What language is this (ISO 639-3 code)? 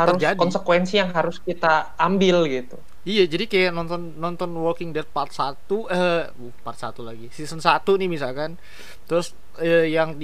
ind